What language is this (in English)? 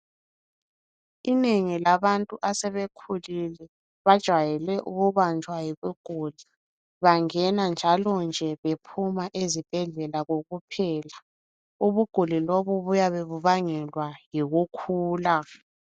North Ndebele